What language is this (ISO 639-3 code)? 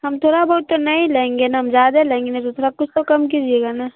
urd